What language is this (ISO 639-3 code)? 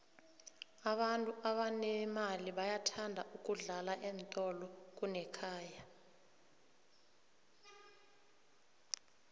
nbl